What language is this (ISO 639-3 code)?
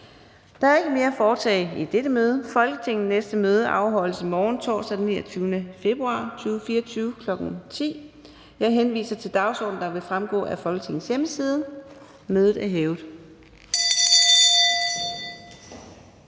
dan